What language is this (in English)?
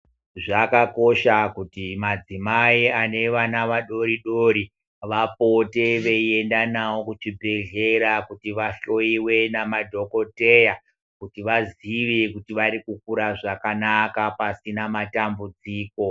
Ndau